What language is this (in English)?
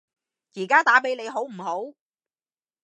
Cantonese